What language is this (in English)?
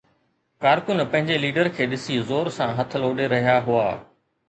Sindhi